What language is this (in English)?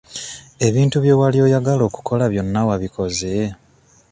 Ganda